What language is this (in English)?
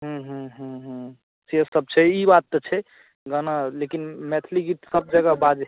Maithili